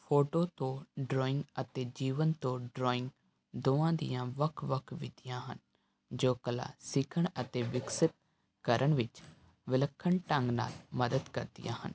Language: Punjabi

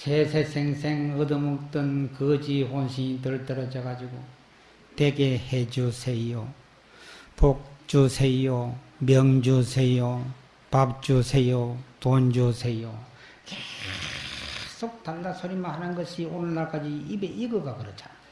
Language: Korean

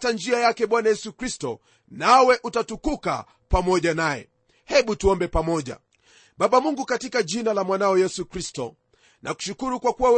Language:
Swahili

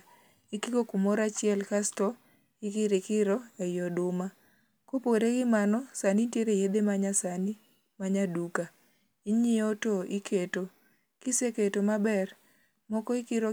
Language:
Luo (Kenya and Tanzania)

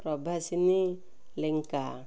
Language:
Odia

